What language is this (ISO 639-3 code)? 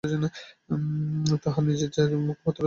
ben